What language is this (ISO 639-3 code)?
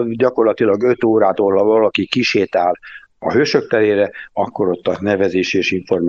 hun